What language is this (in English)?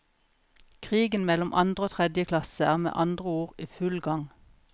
Norwegian